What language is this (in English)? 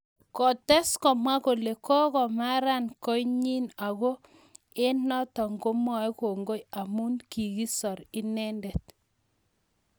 Kalenjin